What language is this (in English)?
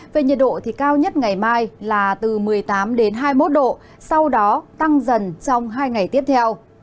Vietnamese